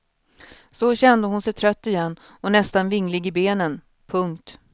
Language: Swedish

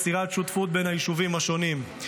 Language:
Hebrew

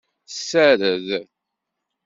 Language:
Kabyle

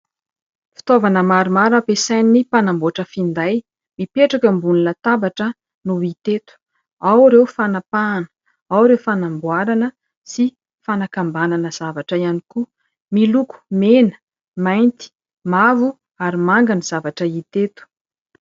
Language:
Malagasy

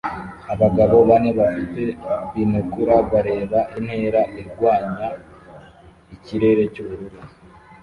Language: Kinyarwanda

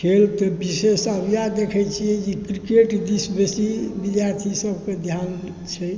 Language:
Maithili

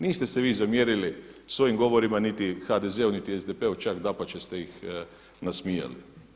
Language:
Croatian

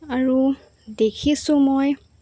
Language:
Assamese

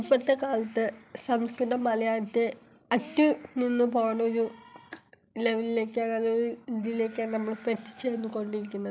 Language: Malayalam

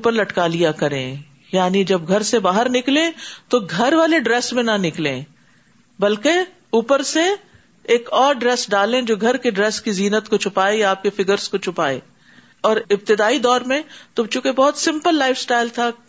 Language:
Urdu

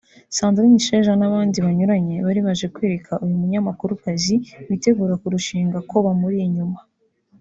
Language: Kinyarwanda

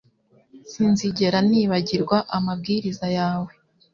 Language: Kinyarwanda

